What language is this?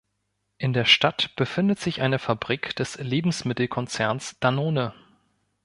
German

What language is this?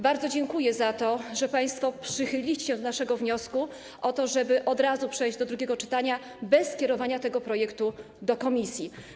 Polish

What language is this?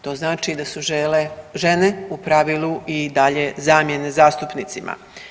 Croatian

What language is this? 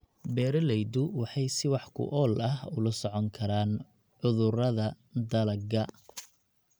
Somali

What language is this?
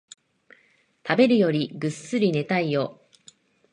Japanese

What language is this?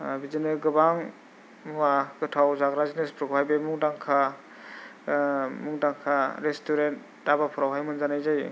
Bodo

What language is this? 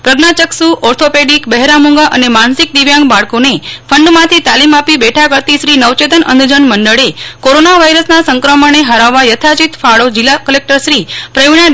Gujarati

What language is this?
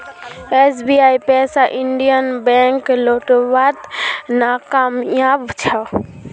Magahi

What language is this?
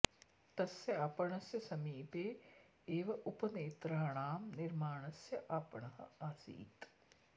Sanskrit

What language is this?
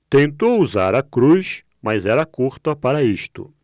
Portuguese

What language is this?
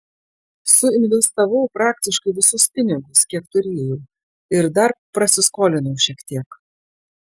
Lithuanian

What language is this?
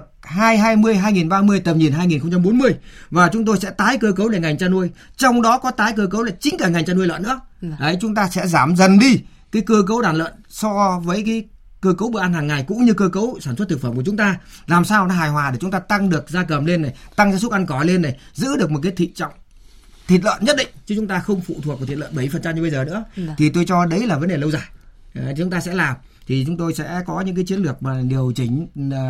Vietnamese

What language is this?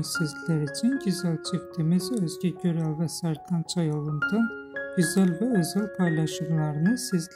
Turkish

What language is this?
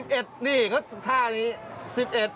Thai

